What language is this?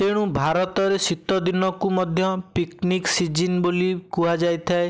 Odia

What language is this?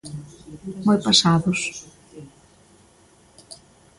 Galician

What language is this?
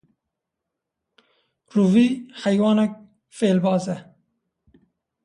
Kurdish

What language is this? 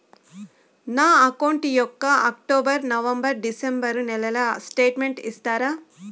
Telugu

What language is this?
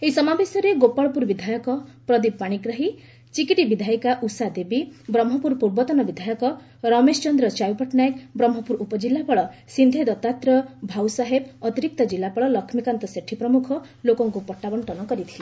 Odia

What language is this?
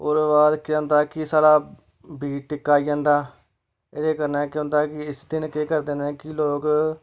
Dogri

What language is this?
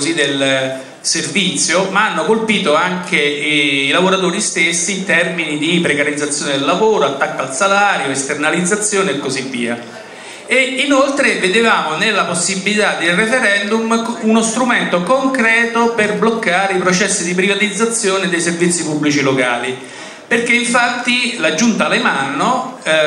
Italian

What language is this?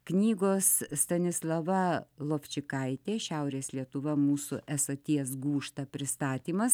Lithuanian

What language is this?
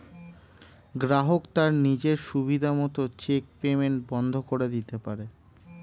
Bangla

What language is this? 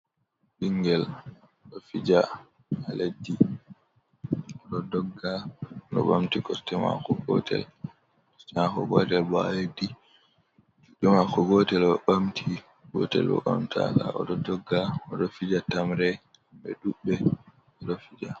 Fula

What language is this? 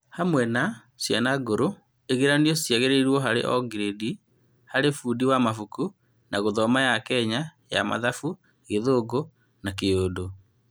Kikuyu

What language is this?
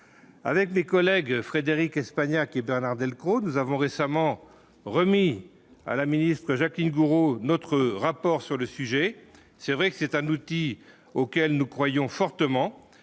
French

